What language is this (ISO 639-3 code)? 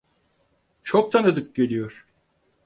tur